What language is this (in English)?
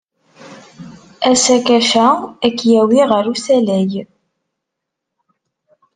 Kabyle